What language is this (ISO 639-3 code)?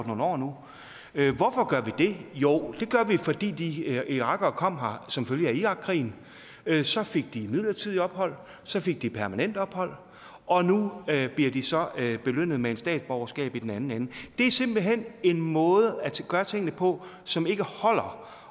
dan